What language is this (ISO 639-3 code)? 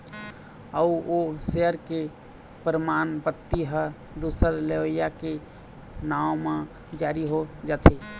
hne